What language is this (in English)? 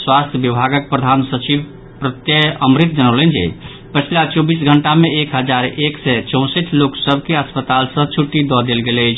Maithili